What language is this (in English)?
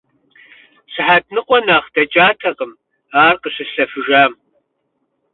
Kabardian